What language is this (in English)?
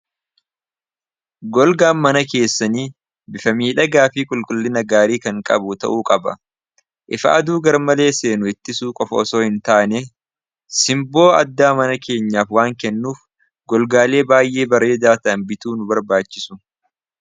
Oromo